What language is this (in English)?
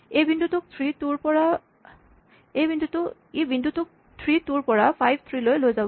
Assamese